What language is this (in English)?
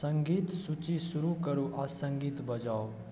Maithili